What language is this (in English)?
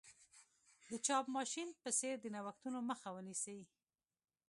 Pashto